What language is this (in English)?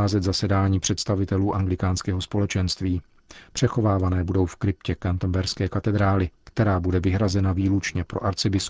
Czech